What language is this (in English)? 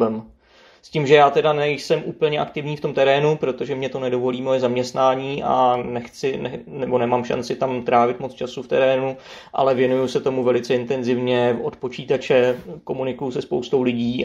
Czech